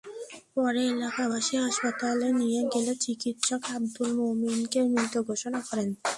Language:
Bangla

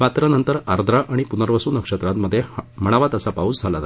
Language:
Marathi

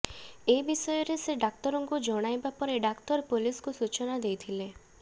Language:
Odia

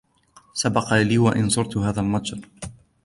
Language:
Arabic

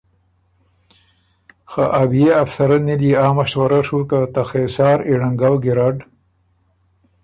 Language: Ormuri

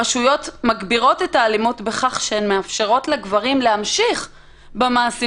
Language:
Hebrew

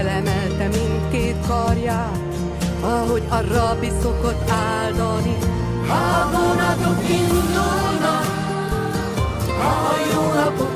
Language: Hungarian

